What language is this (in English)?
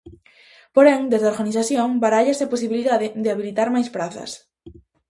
Galician